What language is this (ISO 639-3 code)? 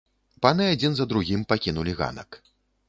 bel